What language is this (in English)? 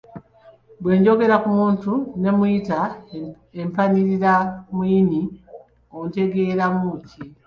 Ganda